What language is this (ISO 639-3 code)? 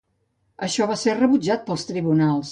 cat